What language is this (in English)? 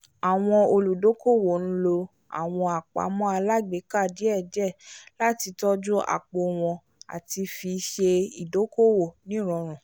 Yoruba